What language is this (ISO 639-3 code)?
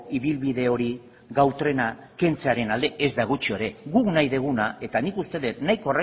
eus